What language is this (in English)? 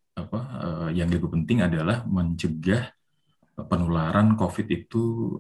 Indonesian